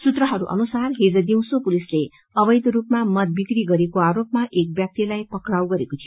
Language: Nepali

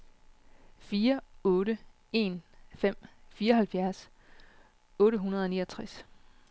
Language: Danish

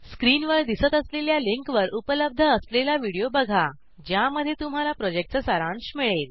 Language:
Marathi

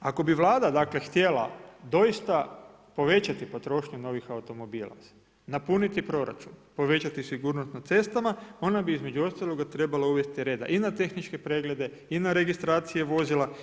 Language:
Croatian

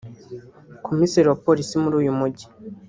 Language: Kinyarwanda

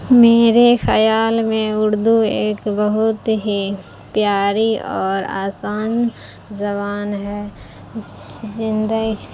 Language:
Urdu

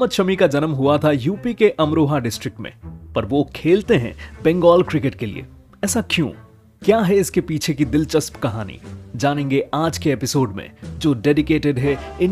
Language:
Hindi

